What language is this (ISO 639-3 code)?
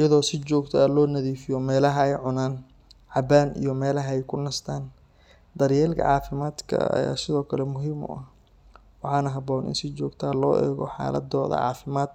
som